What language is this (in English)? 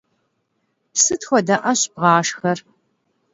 Kabardian